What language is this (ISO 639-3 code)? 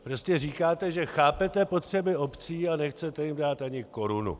ces